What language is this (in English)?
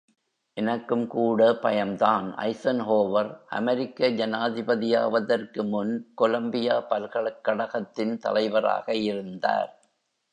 Tamil